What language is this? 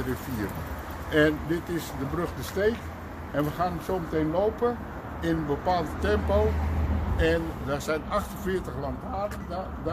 Dutch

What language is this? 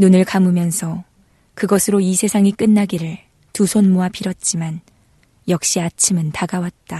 Korean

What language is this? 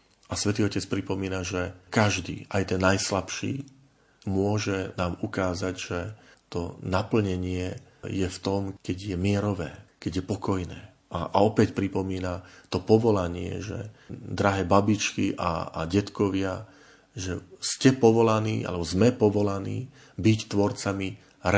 Slovak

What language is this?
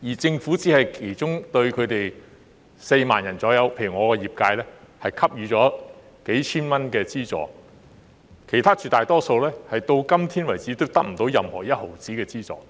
Cantonese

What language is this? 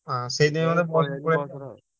Odia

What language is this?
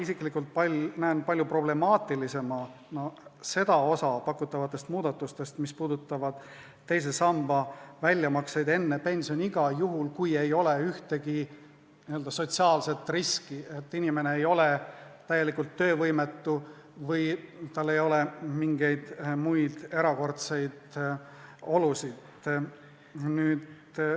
Estonian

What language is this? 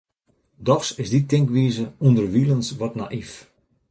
Western Frisian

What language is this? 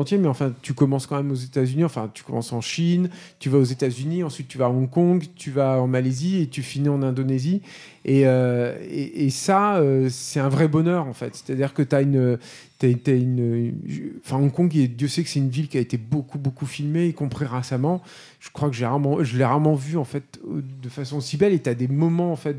French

